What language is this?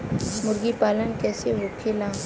Bhojpuri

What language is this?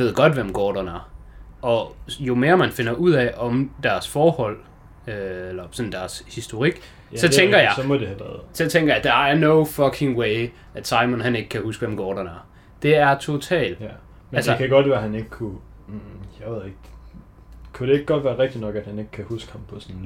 Danish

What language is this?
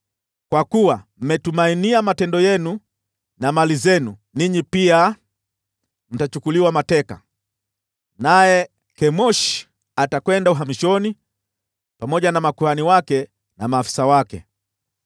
Swahili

